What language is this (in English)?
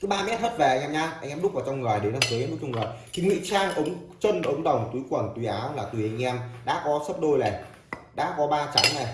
Vietnamese